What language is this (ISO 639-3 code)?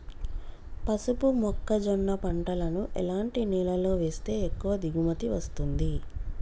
tel